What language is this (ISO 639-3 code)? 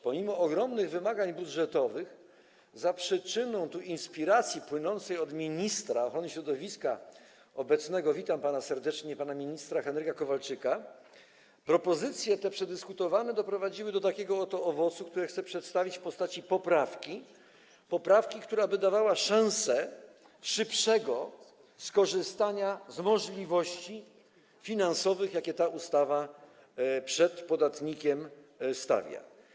pol